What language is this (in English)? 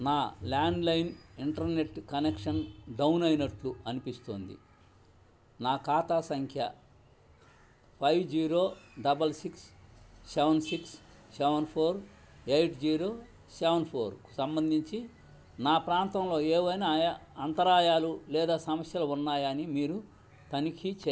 Telugu